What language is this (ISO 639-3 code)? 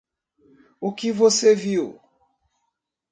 por